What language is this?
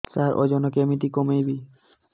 Odia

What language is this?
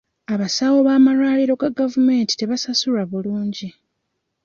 Ganda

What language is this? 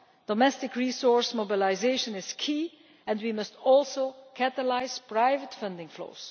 English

